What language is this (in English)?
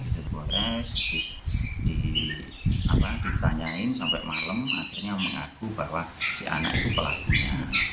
Indonesian